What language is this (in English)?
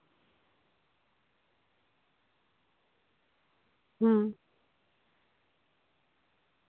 Santali